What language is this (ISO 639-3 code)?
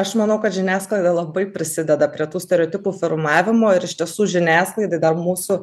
lit